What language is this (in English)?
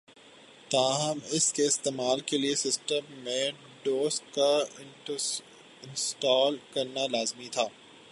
Urdu